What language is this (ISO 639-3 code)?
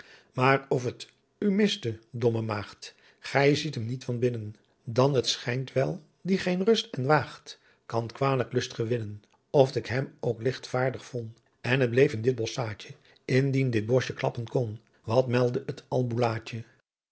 nld